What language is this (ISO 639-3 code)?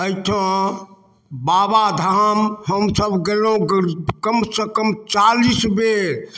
mai